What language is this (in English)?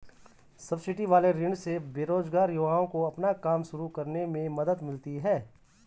Hindi